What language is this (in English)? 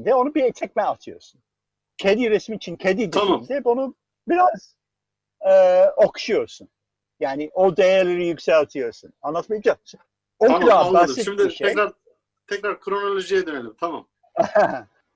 Turkish